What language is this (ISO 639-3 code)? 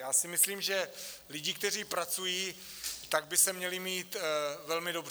ces